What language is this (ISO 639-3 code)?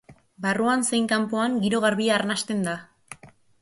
eus